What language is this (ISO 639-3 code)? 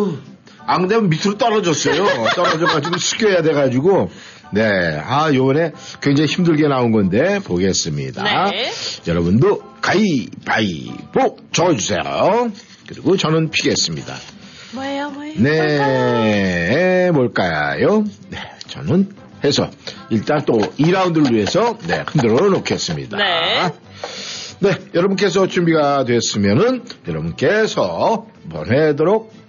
kor